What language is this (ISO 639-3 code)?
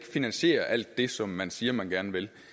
dan